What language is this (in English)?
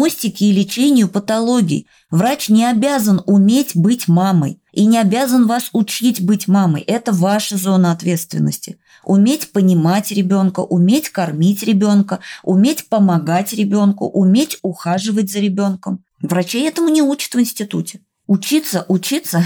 Russian